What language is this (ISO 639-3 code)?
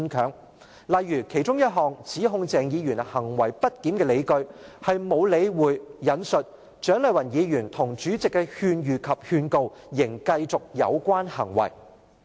yue